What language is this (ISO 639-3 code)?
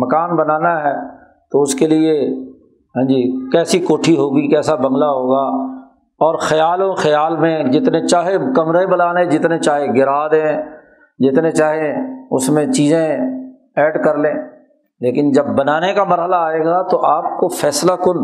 urd